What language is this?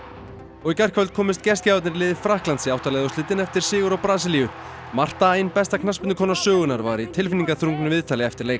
Icelandic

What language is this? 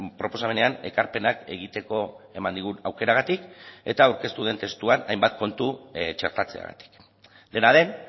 Basque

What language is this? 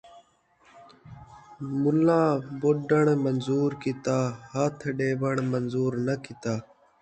Saraiki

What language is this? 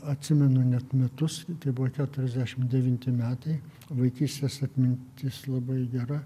Lithuanian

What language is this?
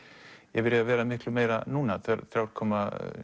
Icelandic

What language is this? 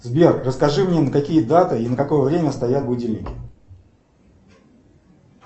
Russian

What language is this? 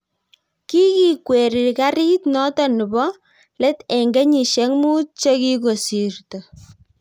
Kalenjin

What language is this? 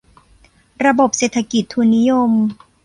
Thai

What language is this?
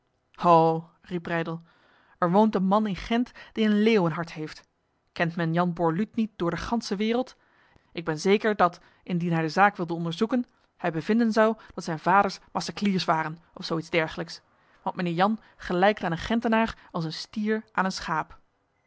Dutch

